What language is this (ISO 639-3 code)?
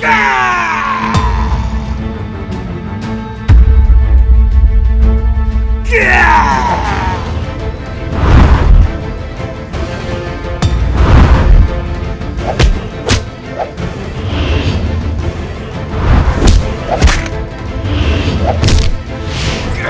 ind